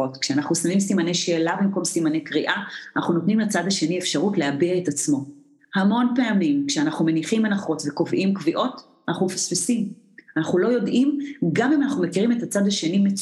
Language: Hebrew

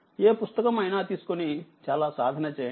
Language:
Telugu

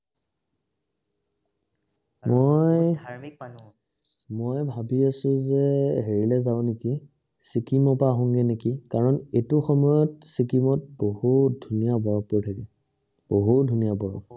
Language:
Assamese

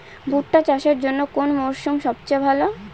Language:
Bangla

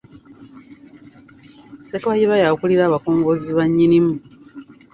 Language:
Ganda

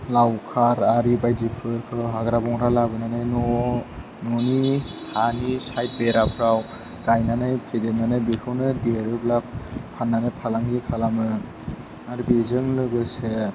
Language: Bodo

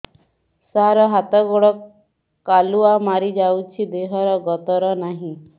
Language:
Odia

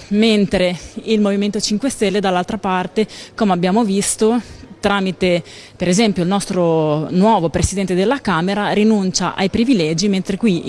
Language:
Italian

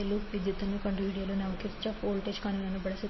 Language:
Kannada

